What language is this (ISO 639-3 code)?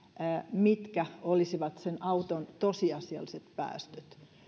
fin